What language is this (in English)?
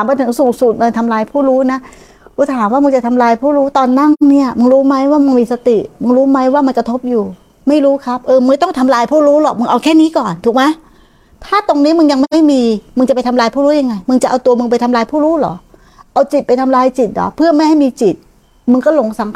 Thai